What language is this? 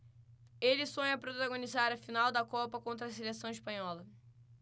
Portuguese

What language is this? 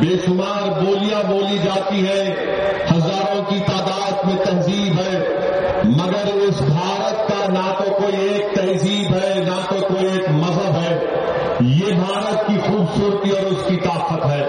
Urdu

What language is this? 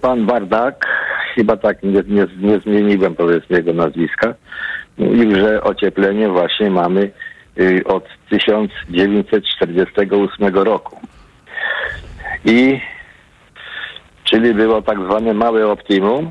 Polish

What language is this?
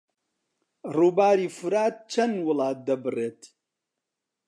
Central Kurdish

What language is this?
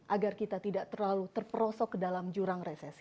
Indonesian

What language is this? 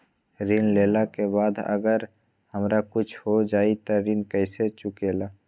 Magahi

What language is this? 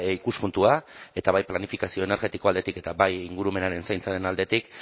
Basque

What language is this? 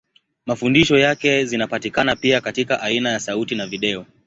Swahili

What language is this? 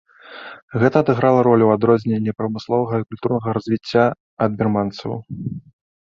Belarusian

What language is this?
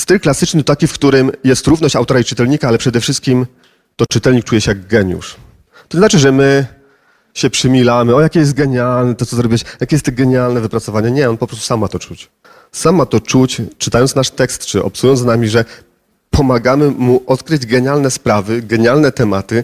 Polish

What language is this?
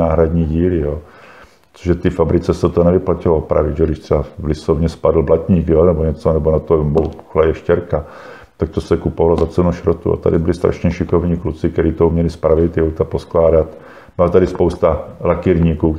Czech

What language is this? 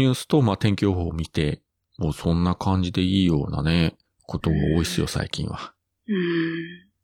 Japanese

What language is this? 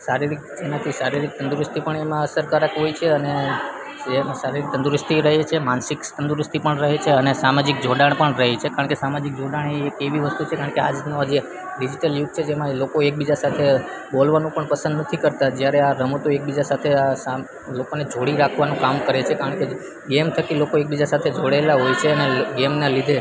Gujarati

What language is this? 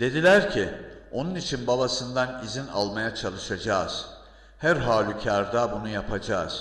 Turkish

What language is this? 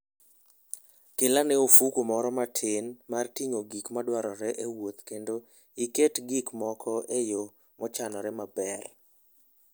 Luo (Kenya and Tanzania)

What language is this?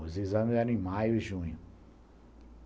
Portuguese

